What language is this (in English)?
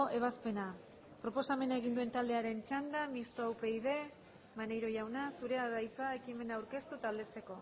Basque